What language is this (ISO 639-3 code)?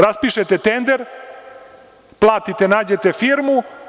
srp